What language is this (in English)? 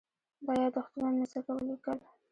Pashto